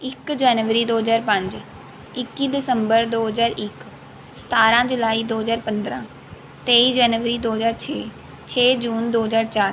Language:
Punjabi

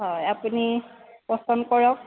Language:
Assamese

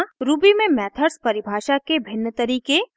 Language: Hindi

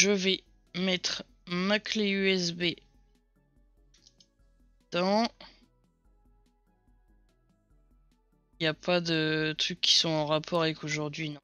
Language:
French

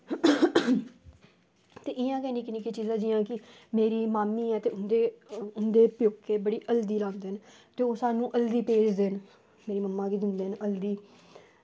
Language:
Dogri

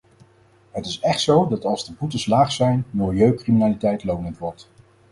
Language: Dutch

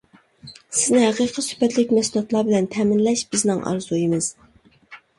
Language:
Uyghur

